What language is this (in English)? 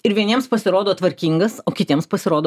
Lithuanian